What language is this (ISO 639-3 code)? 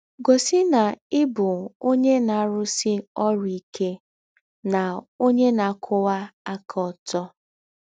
ibo